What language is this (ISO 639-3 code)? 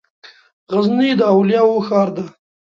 pus